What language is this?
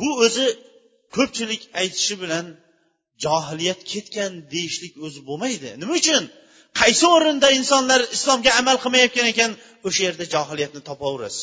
Bulgarian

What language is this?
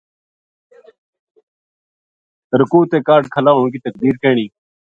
Gujari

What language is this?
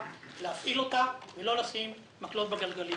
Hebrew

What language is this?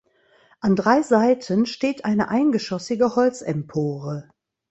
German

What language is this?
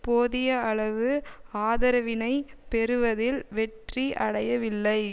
Tamil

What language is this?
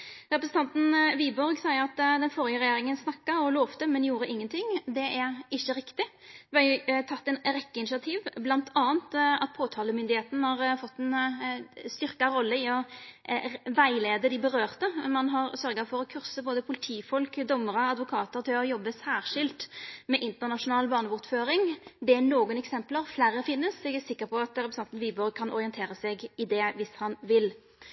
Norwegian Nynorsk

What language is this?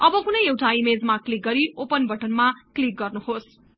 Nepali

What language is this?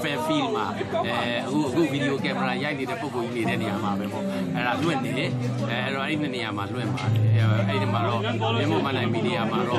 Thai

